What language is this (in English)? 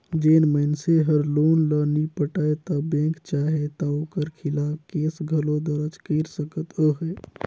Chhattisgarhi